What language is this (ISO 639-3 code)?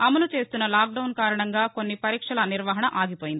tel